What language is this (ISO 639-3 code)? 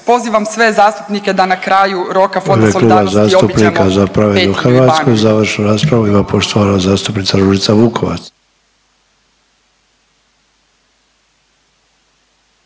hrv